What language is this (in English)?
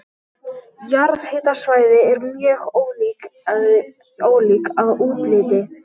Icelandic